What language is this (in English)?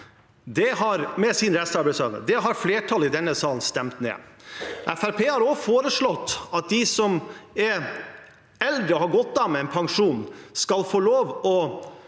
Norwegian